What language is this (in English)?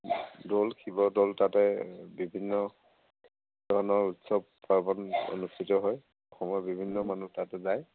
Assamese